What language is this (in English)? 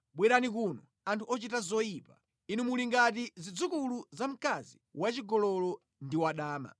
Nyanja